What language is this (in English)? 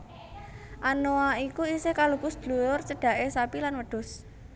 Javanese